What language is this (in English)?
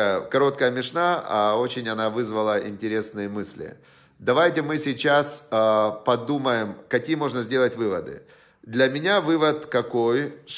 Russian